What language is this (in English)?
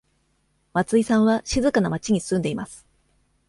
Japanese